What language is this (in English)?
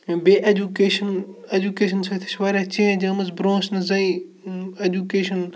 Kashmiri